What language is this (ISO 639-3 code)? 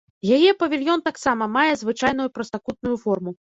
bel